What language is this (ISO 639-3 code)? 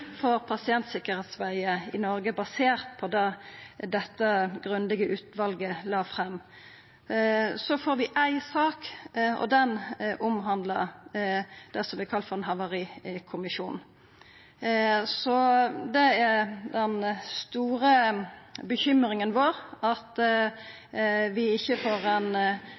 nno